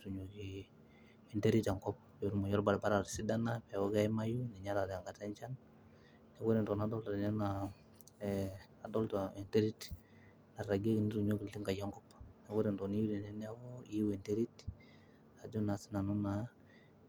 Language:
Masai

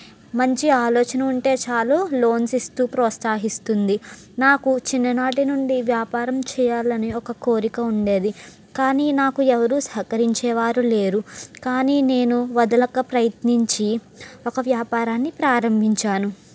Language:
Telugu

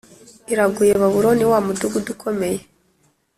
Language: Kinyarwanda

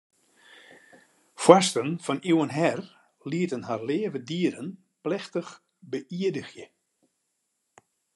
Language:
Western Frisian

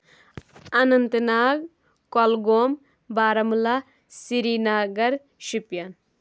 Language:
Kashmiri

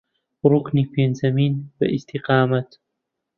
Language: Central Kurdish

